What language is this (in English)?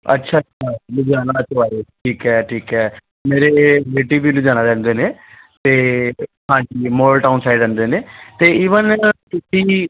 Punjabi